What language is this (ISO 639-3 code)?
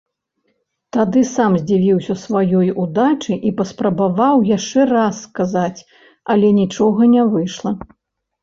bel